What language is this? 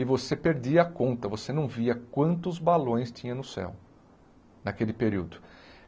Portuguese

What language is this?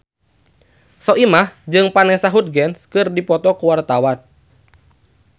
Sundanese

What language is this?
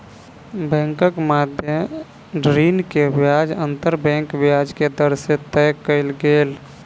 Maithili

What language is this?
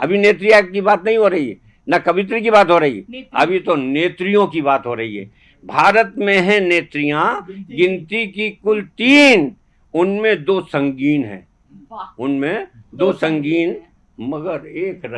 Hindi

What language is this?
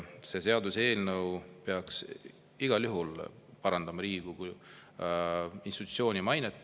Estonian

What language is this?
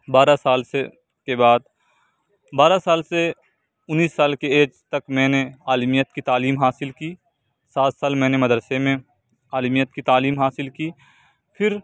Urdu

